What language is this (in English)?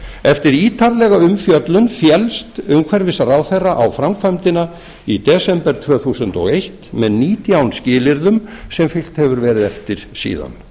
Icelandic